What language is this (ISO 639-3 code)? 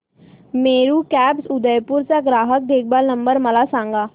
mar